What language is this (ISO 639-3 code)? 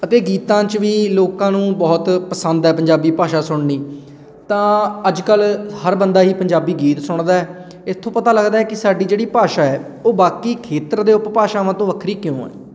pan